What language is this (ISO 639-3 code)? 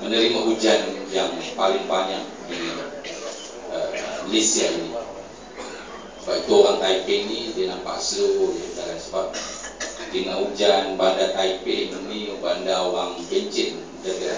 msa